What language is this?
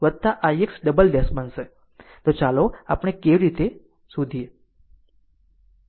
Gujarati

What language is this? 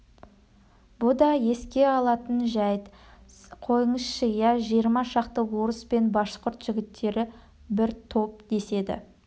Kazakh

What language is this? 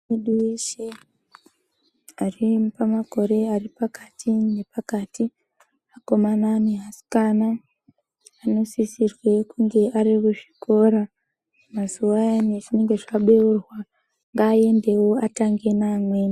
Ndau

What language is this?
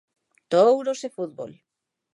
Galician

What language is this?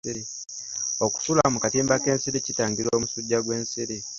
Ganda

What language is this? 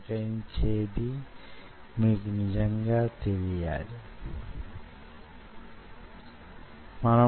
Telugu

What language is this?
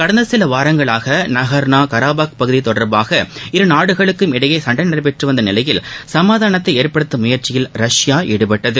Tamil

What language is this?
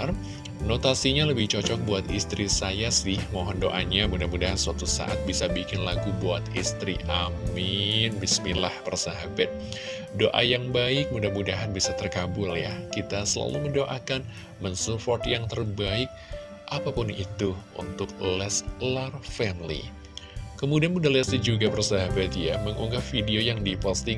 Indonesian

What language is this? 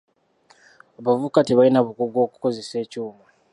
Ganda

